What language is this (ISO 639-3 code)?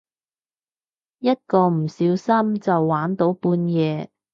yue